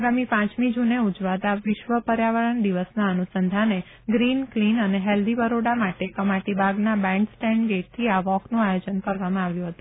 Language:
Gujarati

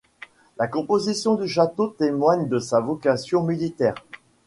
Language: French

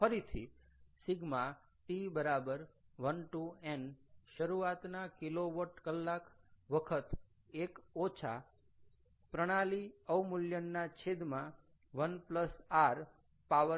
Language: Gujarati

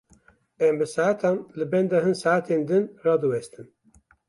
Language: Kurdish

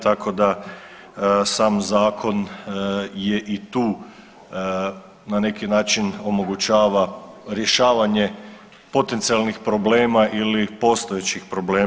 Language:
Croatian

